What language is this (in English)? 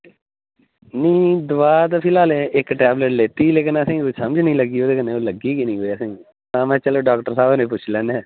Dogri